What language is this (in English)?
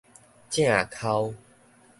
Min Nan Chinese